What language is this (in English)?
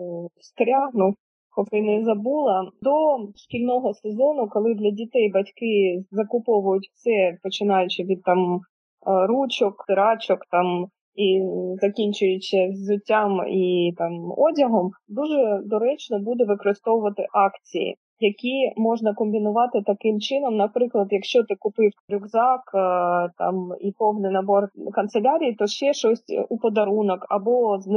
Ukrainian